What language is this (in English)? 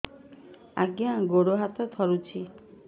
Odia